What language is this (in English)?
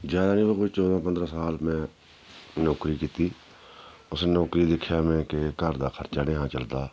Dogri